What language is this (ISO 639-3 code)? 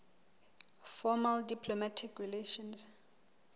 sot